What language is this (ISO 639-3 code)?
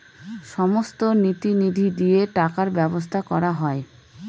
ben